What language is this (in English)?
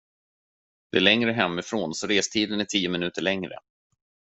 Swedish